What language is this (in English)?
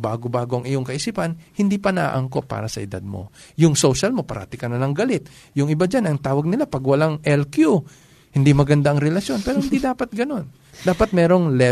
Filipino